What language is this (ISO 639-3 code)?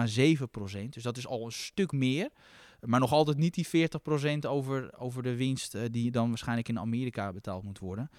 nld